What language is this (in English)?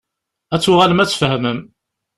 Kabyle